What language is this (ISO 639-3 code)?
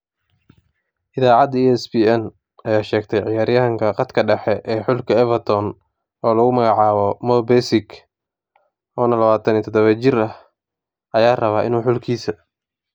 som